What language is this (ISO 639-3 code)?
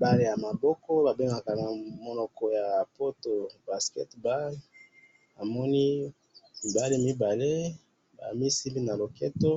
lin